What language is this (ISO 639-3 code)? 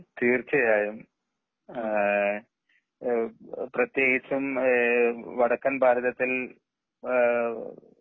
mal